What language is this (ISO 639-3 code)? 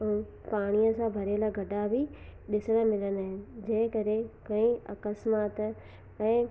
snd